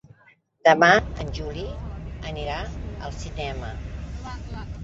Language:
Catalan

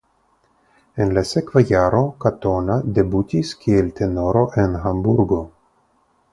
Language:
Esperanto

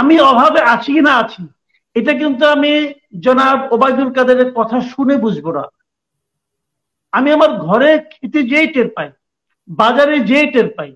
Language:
Turkish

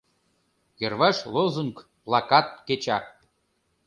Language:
Mari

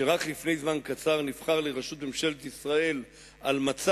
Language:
Hebrew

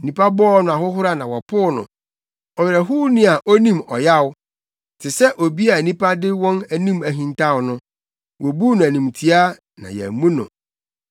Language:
Akan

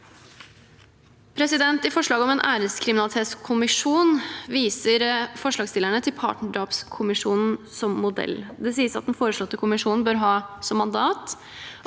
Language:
Norwegian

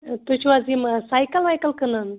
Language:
Kashmiri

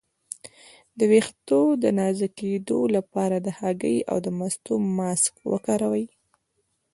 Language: Pashto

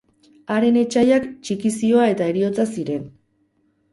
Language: Basque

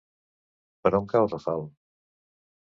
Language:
Catalan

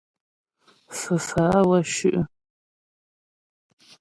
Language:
Ghomala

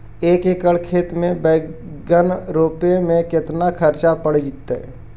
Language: Magahi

